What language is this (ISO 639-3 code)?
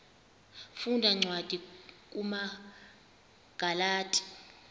xho